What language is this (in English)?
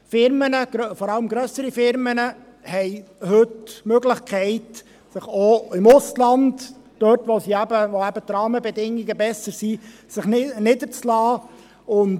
Swiss German